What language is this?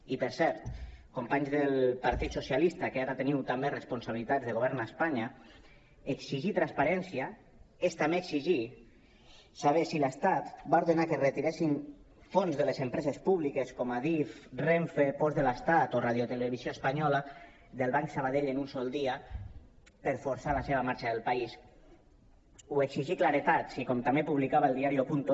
Catalan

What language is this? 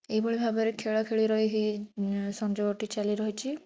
Odia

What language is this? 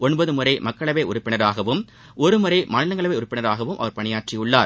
Tamil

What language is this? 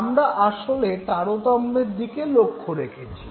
Bangla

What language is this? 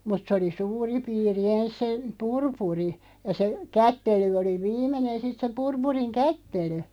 Finnish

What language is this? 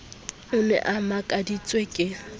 Southern Sotho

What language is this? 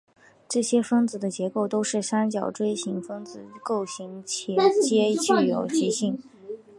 Chinese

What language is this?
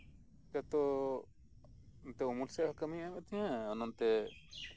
Santali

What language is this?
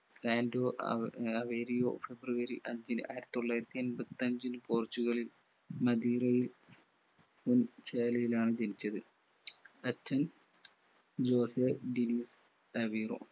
Malayalam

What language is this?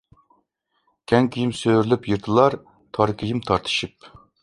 Uyghur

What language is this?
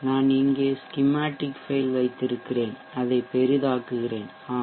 Tamil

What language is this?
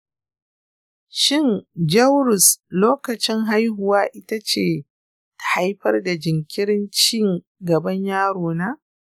Hausa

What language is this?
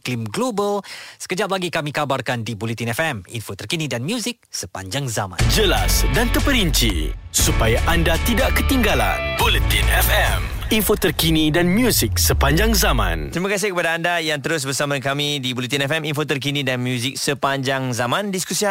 Malay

